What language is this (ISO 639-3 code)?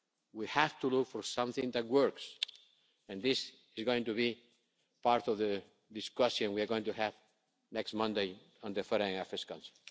eng